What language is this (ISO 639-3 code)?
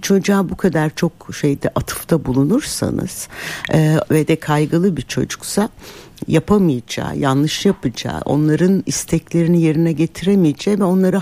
tur